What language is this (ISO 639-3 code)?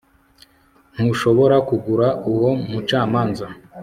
kin